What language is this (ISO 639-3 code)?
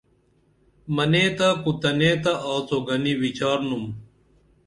dml